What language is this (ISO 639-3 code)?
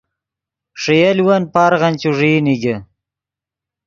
ydg